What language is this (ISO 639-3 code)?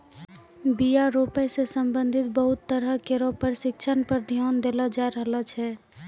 mai